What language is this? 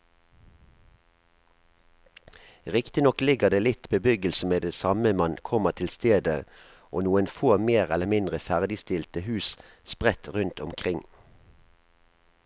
Norwegian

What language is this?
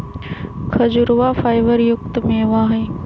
Magahi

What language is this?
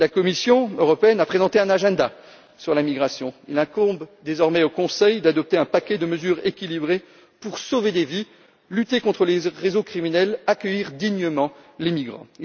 French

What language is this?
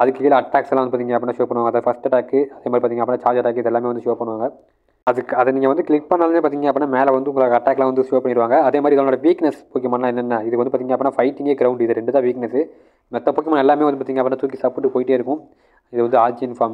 Tamil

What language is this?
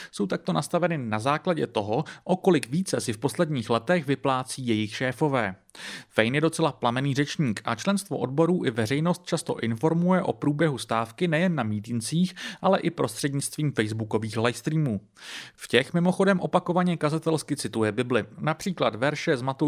Czech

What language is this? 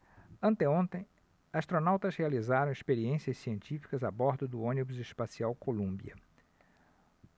Portuguese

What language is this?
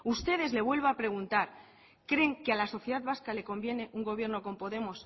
Spanish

